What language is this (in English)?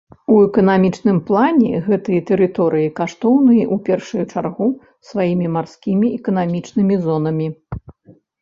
Belarusian